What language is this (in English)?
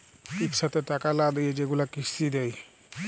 Bangla